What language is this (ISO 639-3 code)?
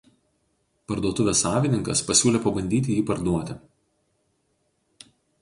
lit